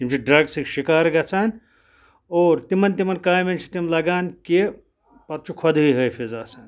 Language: Kashmiri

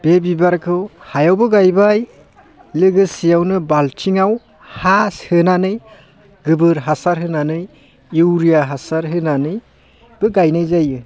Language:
Bodo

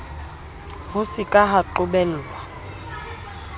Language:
Southern Sotho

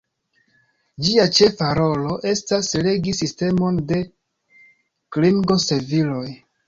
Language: Esperanto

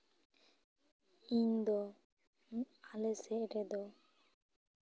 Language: Santali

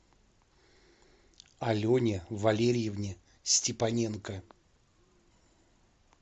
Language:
Russian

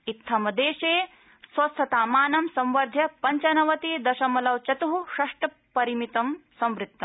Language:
Sanskrit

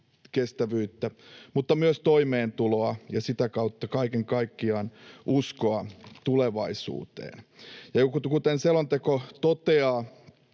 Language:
Finnish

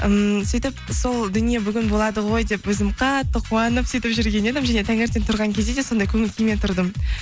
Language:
Kazakh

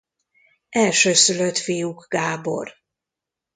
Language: Hungarian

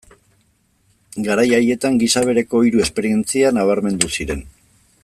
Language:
Basque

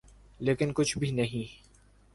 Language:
Urdu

